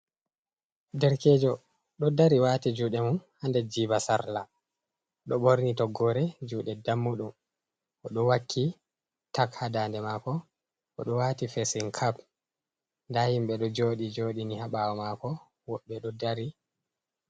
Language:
Fula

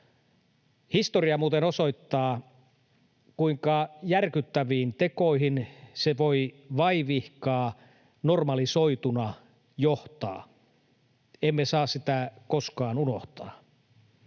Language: Finnish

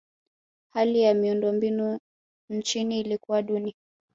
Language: Swahili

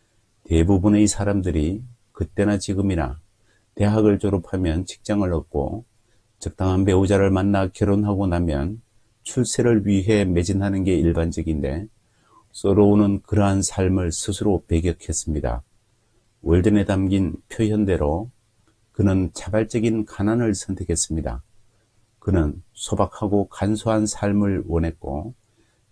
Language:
Korean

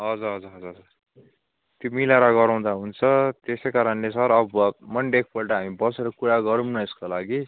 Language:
Nepali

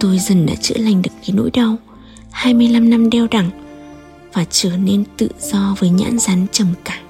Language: Vietnamese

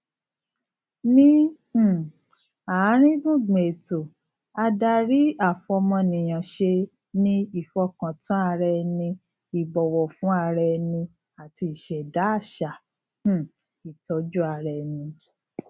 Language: Yoruba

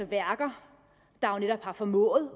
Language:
Danish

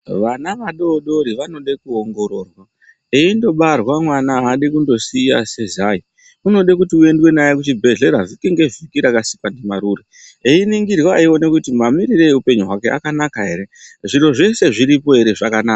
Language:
Ndau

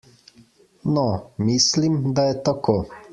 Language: Slovenian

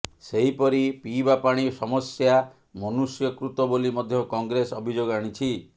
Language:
Odia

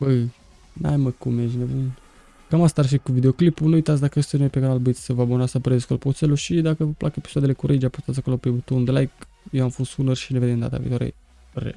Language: Romanian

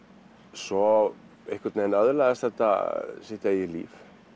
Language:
Icelandic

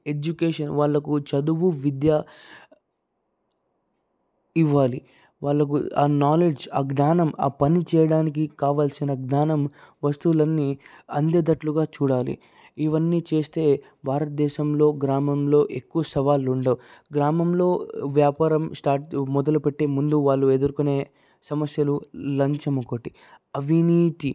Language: Telugu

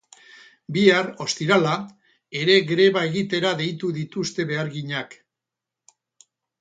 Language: Basque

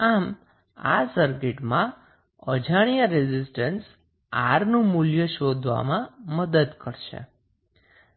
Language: Gujarati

